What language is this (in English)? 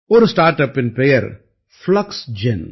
Tamil